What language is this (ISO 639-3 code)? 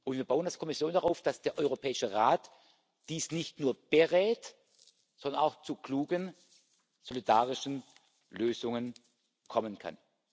deu